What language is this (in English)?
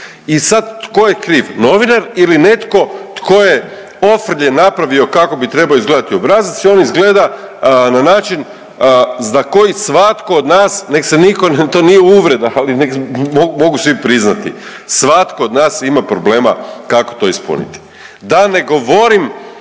Croatian